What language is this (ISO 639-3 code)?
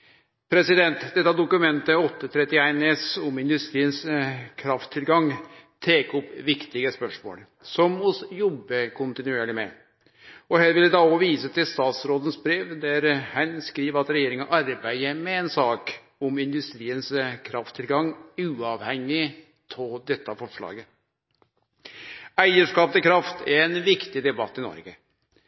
nno